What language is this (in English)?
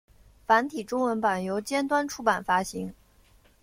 Chinese